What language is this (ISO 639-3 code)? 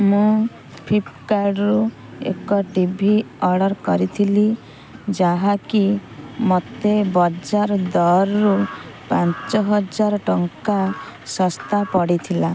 ori